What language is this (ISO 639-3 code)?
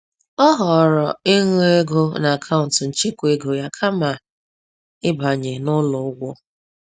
ibo